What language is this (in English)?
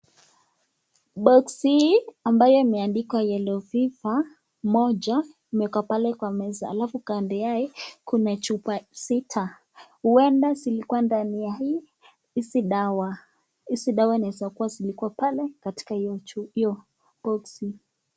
Swahili